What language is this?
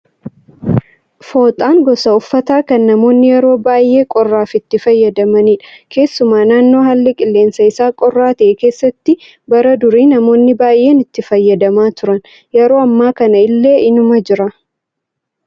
Oromo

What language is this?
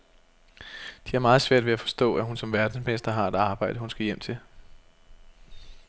Danish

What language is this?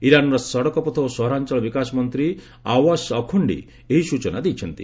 Odia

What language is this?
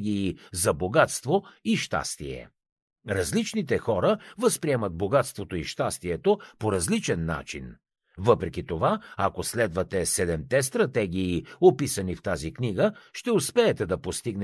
Bulgarian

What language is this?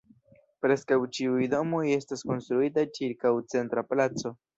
Esperanto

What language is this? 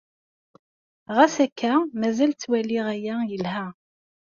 Kabyle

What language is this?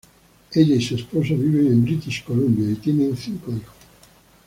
Spanish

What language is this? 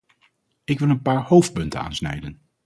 Dutch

